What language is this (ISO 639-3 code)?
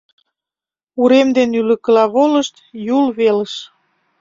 chm